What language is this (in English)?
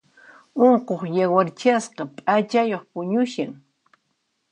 Puno Quechua